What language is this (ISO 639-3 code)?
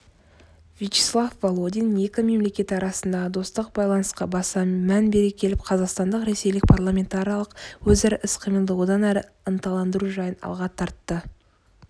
kaz